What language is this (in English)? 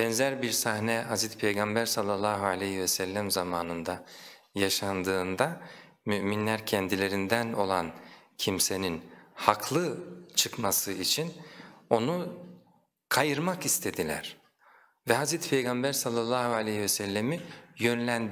Turkish